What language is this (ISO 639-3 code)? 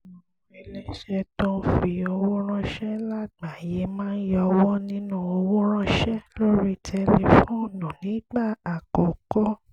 yor